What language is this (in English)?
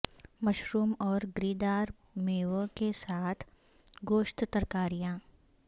Urdu